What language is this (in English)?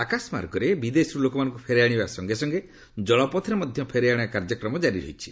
Odia